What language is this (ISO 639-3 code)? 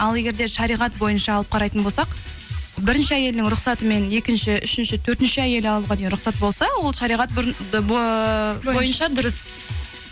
kaz